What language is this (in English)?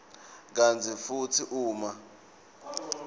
Swati